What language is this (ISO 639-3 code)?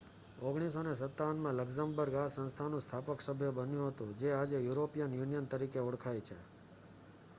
guj